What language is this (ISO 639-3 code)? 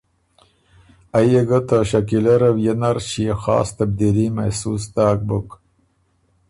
oru